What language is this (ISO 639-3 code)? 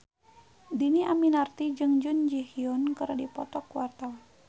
sun